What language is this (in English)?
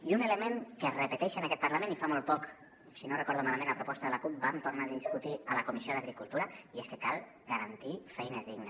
Catalan